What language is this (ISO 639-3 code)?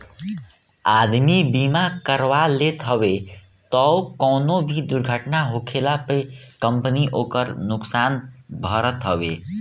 bho